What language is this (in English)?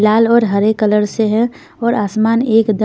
Hindi